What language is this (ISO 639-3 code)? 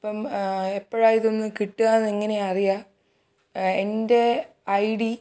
mal